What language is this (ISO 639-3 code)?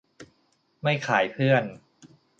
tha